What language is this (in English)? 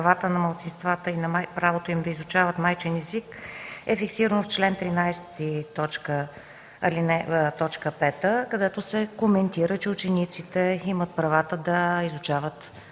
Bulgarian